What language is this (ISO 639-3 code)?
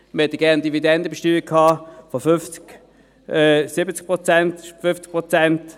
gsw